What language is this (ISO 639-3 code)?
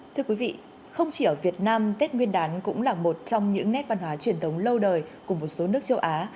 vie